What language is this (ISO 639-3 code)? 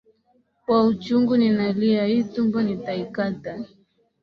swa